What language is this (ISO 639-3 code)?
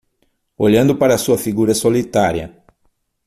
por